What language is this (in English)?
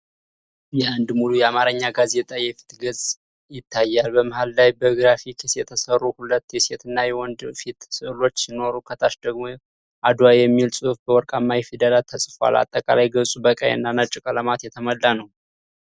Amharic